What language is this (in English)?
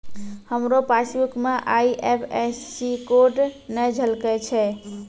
Maithili